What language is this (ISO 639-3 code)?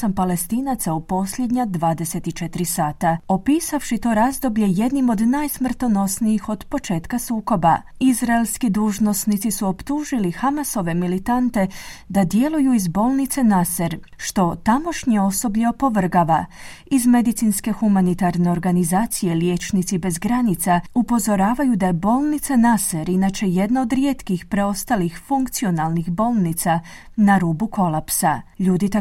hrv